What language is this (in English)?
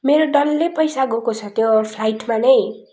Nepali